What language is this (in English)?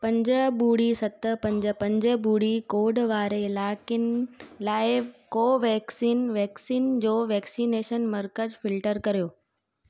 Sindhi